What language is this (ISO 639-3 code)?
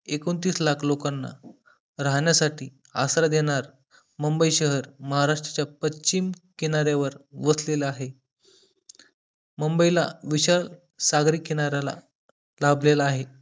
mar